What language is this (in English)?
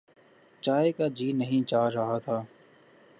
Urdu